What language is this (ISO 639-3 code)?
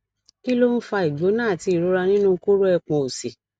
yor